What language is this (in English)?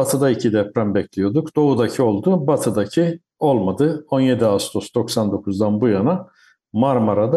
Turkish